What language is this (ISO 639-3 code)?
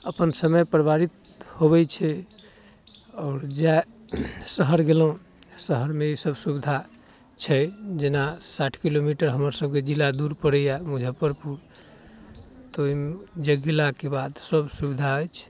mai